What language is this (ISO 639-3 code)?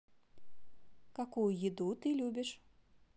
rus